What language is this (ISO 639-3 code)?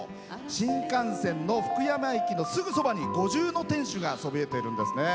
jpn